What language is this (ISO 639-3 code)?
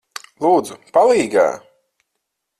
lav